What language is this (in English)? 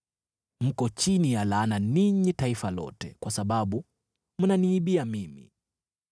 Swahili